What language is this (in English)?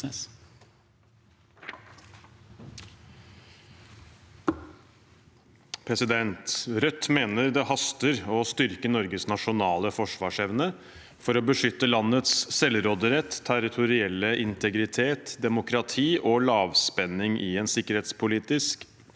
Norwegian